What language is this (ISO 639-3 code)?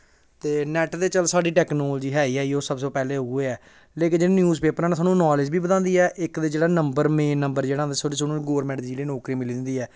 doi